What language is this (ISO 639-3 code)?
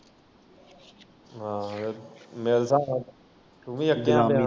pan